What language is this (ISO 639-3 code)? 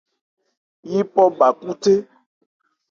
ebr